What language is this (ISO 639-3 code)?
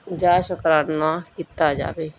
pan